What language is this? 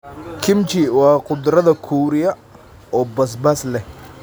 Somali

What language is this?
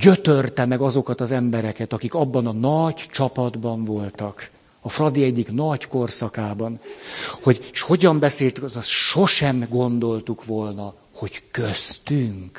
Hungarian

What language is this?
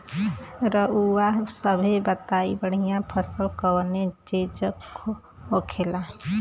Bhojpuri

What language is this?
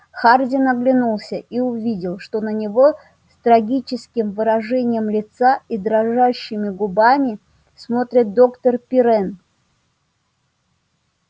Russian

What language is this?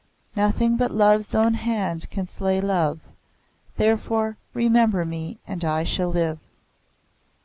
English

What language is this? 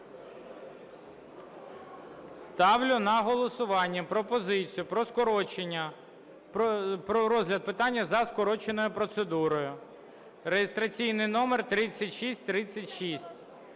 Ukrainian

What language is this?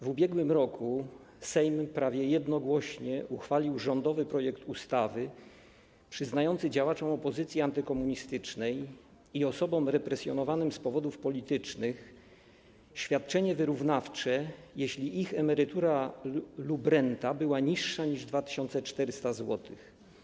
Polish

